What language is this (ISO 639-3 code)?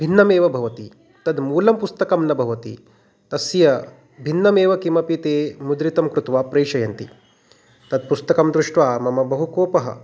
san